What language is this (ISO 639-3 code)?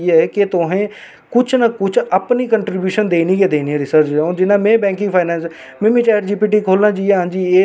doi